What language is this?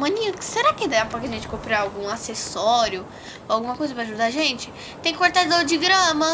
Portuguese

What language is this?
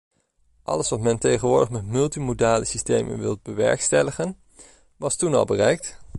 Dutch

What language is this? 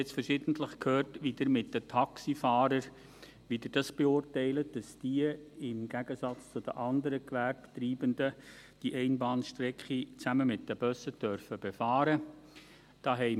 Swiss German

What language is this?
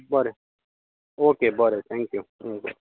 Konkani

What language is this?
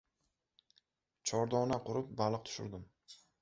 Uzbek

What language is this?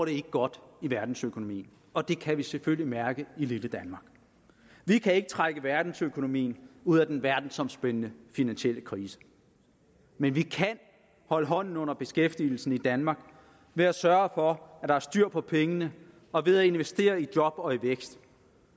Danish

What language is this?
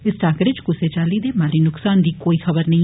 Dogri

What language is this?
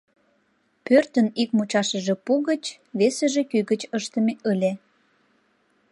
Mari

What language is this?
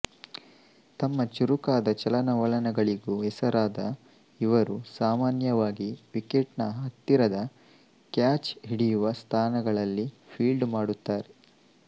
Kannada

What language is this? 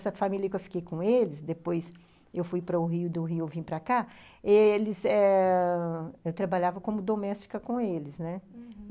Portuguese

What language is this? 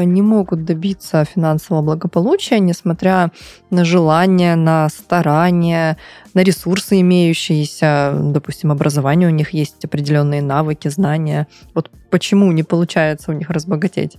Russian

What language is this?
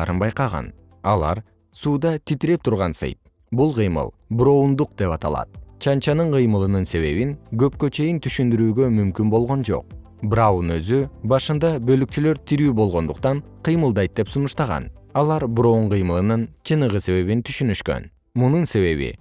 Kyrgyz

